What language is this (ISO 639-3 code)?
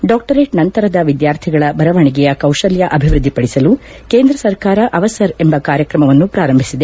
kan